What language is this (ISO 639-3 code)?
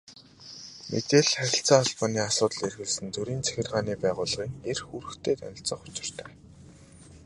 mon